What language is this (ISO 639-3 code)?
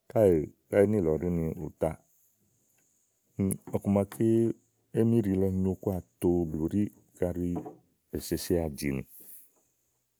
ahl